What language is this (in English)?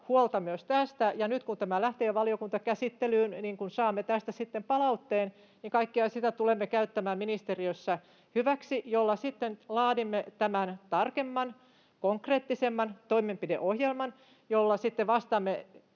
Finnish